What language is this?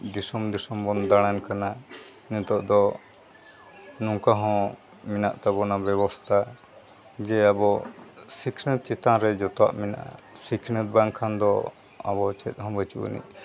Santali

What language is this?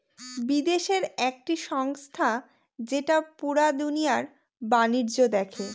Bangla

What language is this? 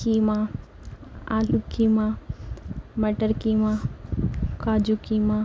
Urdu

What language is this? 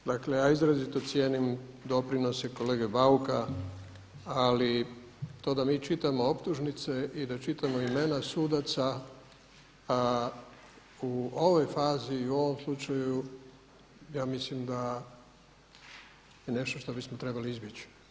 Croatian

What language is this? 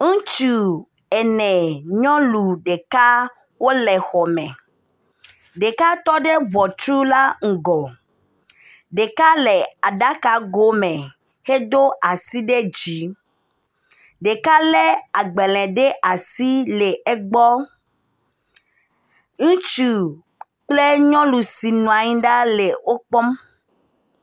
Ewe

